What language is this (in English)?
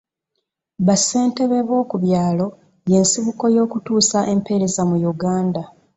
Ganda